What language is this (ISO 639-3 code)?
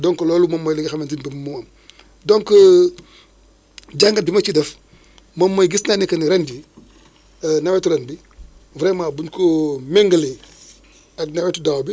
wol